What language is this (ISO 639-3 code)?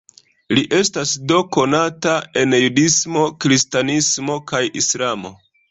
epo